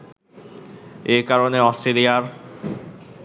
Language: Bangla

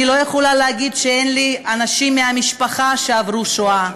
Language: Hebrew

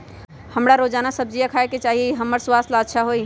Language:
Magahi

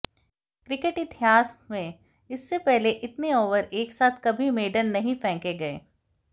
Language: Hindi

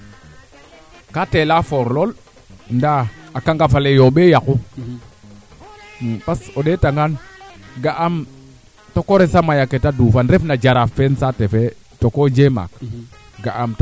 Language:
Serer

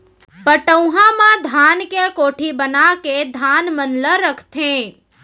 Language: Chhattisgarhi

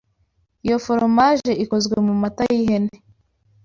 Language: Kinyarwanda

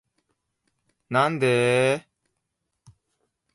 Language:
Japanese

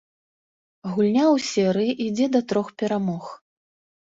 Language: Belarusian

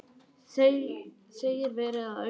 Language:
Icelandic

